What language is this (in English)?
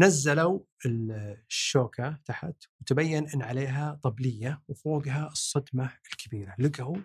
Arabic